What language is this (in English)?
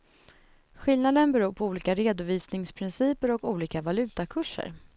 Swedish